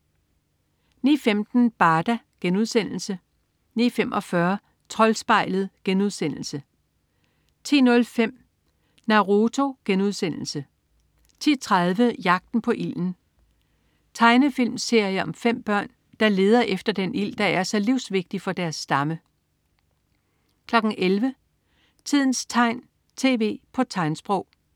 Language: Danish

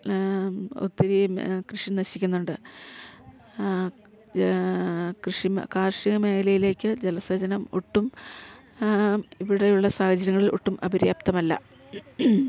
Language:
Malayalam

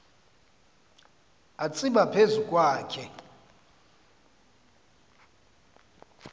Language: Xhosa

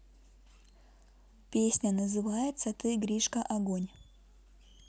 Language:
Russian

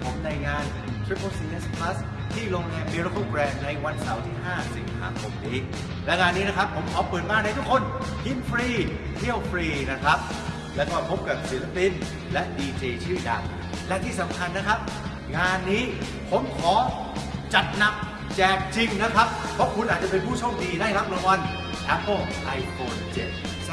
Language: Thai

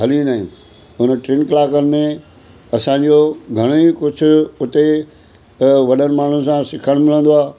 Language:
Sindhi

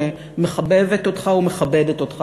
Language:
Hebrew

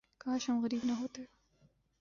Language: Urdu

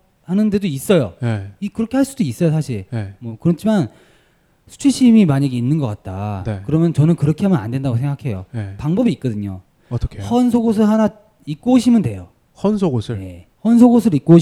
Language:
Korean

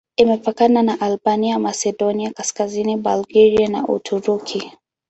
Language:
Swahili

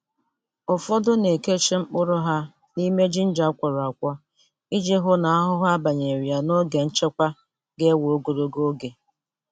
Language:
Igbo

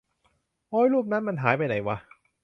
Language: Thai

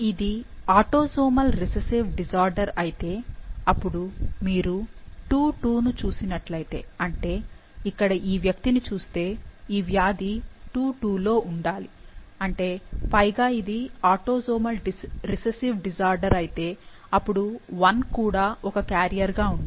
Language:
Telugu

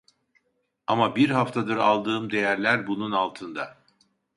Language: Turkish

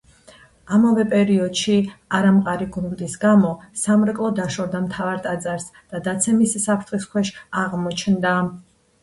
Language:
Georgian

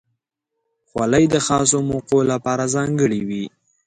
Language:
Pashto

